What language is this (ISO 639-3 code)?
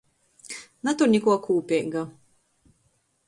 ltg